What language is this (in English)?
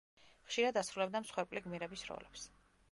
Georgian